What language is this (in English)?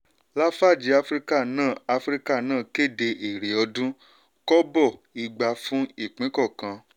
Yoruba